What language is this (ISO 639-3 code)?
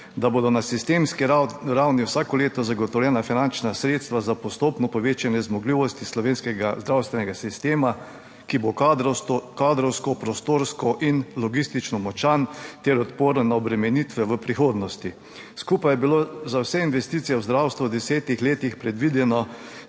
slv